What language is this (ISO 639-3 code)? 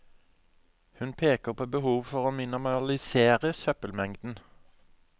nor